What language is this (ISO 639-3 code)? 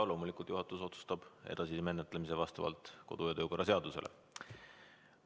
est